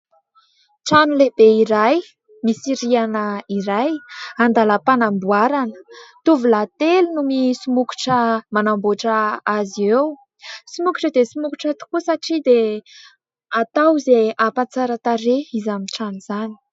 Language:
Malagasy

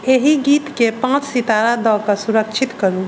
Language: Maithili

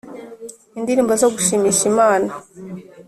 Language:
Kinyarwanda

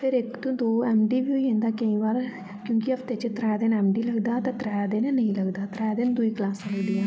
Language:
Dogri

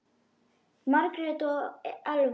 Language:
Icelandic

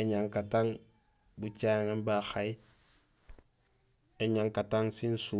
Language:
Gusilay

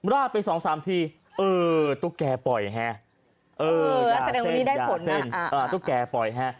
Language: Thai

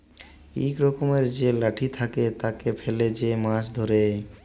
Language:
Bangla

